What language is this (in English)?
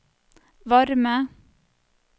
Norwegian